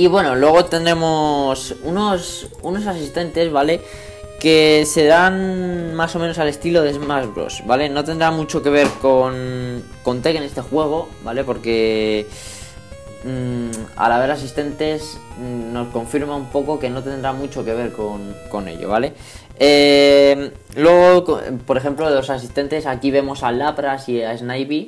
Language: Spanish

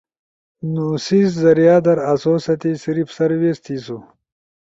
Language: Ushojo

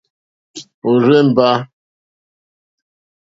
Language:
Mokpwe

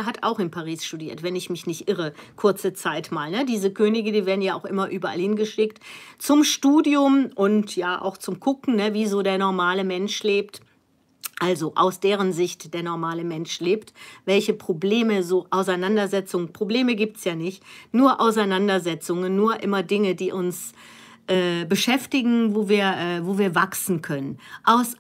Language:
German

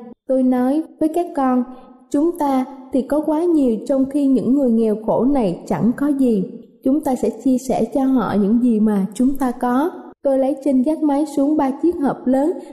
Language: Vietnamese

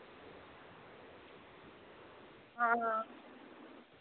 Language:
Dogri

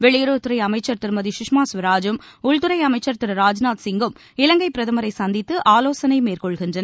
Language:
Tamil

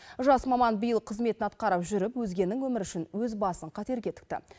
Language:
Kazakh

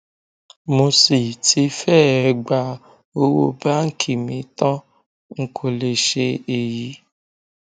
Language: Yoruba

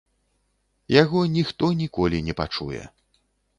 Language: Belarusian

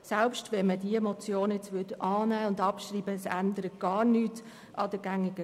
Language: Swiss German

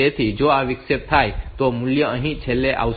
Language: Gujarati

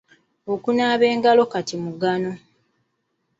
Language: Ganda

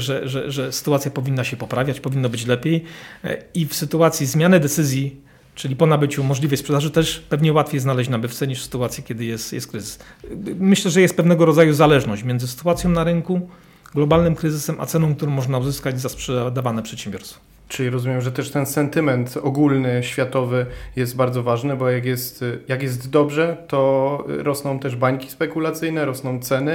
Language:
Polish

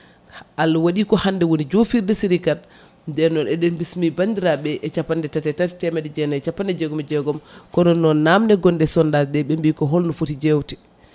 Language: Fula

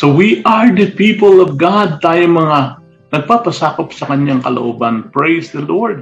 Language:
Filipino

